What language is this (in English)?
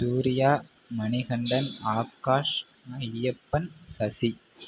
Tamil